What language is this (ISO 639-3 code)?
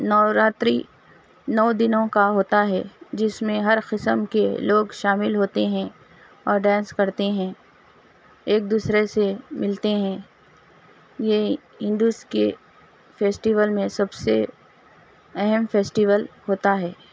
urd